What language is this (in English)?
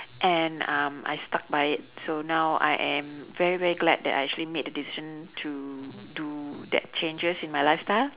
English